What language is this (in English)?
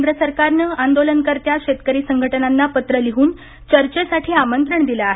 Marathi